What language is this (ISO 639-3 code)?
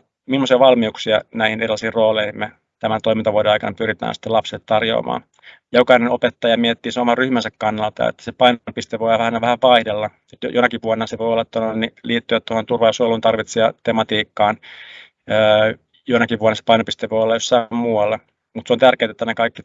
fin